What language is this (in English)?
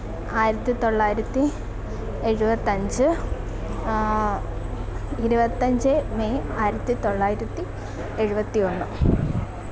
Malayalam